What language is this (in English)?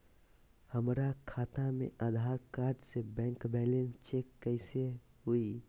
Magahi